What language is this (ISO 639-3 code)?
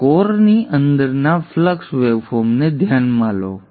guj